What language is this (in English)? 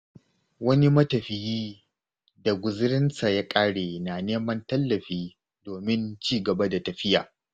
Hausa